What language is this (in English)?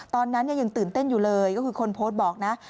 Thai